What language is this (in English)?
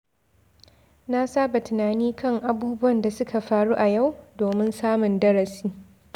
Hausa